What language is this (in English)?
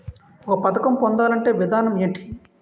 Telugu